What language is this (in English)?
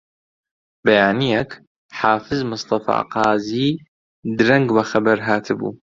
Central Kurdish